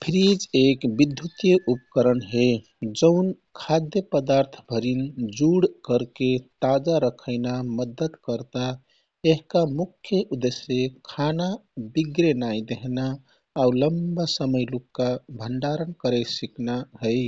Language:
Kathoriya Tharu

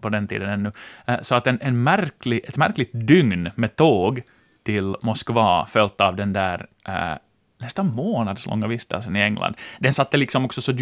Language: Swedish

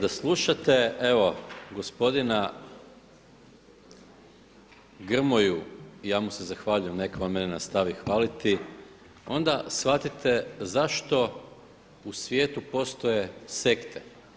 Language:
Croatian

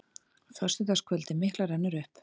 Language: Icelandic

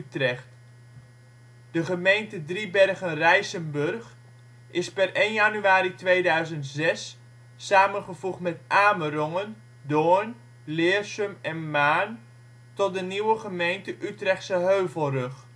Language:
Dutch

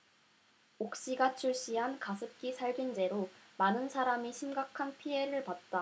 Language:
Korean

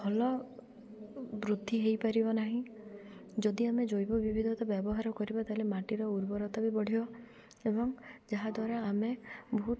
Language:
Odia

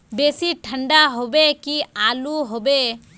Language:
Magahi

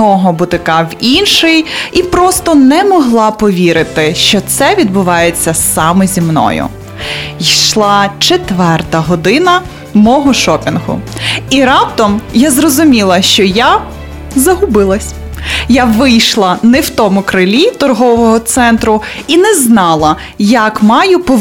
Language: Ukrainian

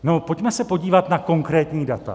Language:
Czech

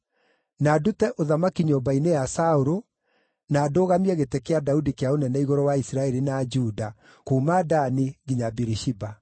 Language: Kikuyu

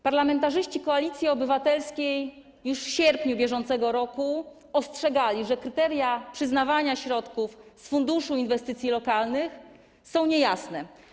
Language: Polish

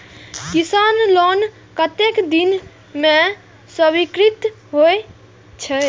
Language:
Maithili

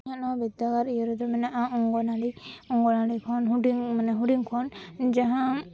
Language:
Santali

